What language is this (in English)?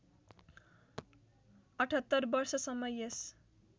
Nepali